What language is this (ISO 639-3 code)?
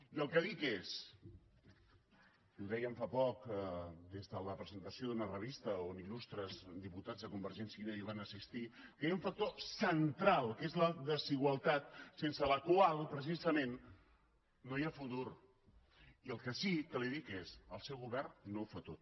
cat